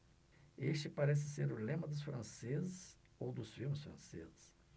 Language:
Portuguese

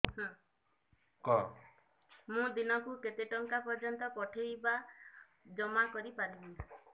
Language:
Odia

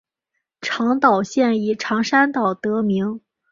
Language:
Chinese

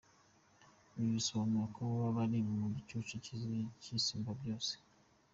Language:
Kinyarwanda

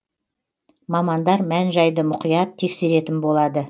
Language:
Kazakh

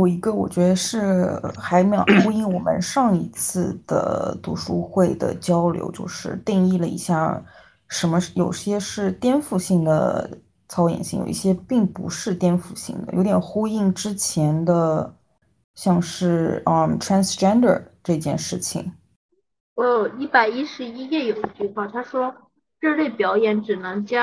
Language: Chinese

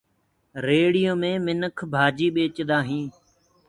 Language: Gurgula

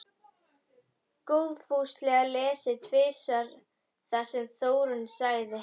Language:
Icelandic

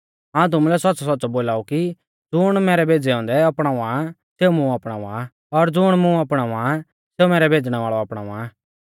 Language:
Mahasu Pahari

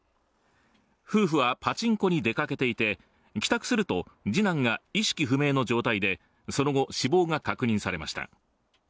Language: Japanese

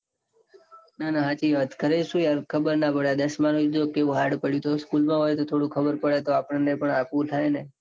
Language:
Gujarati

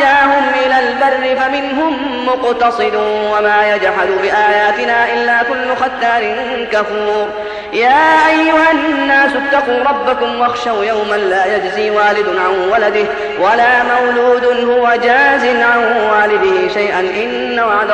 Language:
Arabic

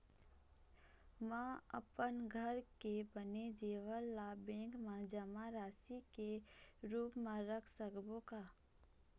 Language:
Chhattisgarhi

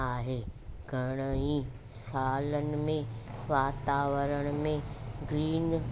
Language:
Sindhi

